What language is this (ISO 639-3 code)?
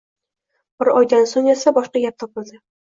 uzb